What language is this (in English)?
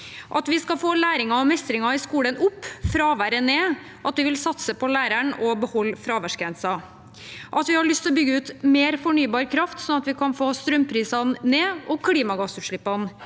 Norwegian